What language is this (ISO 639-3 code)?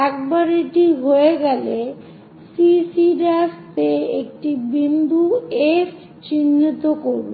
ben